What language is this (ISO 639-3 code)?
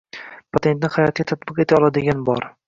uzb